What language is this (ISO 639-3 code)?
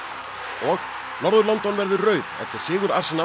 isl